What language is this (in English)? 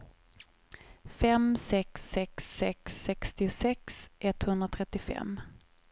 Swedish